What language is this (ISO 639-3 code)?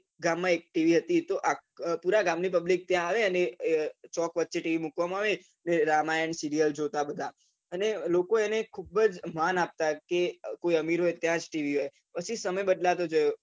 guj